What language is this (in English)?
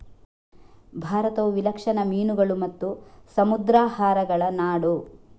Kannada